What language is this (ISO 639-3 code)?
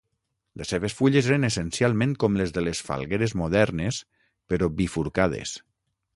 cat